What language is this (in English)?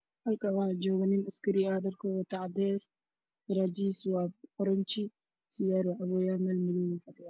Somali